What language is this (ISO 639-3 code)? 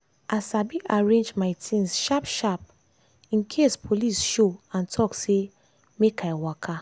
pcm